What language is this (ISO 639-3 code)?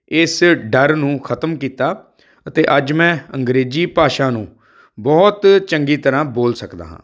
pan